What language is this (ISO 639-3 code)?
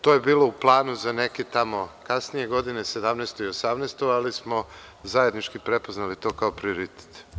srp